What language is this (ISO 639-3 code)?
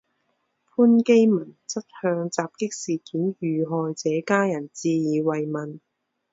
zho